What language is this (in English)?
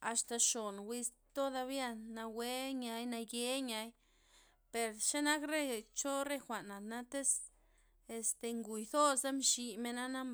Loxicha Zapotec